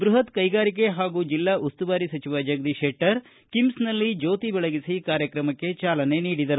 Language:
Kannada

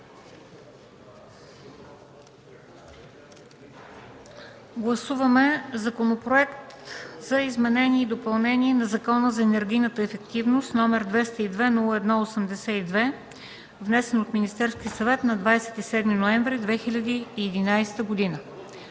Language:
Bulgarian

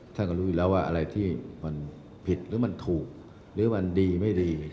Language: Thai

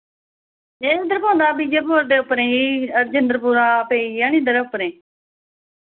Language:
Dogri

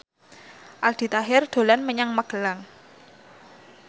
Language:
Javanese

